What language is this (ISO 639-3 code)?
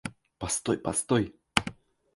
rus